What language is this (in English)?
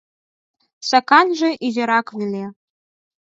Mari